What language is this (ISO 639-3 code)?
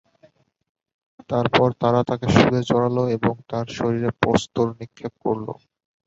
ben